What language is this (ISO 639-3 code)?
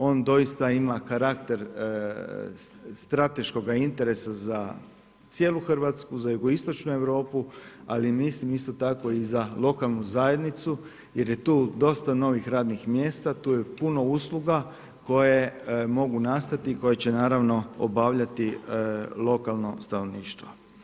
hrv